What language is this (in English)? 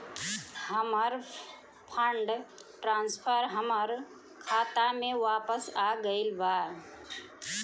Bhojpuri